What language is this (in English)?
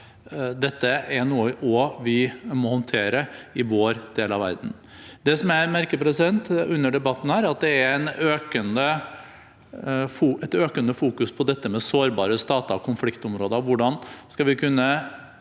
Norwegian